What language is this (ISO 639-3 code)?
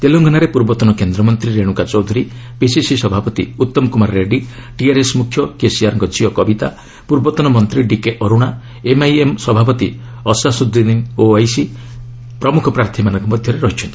ori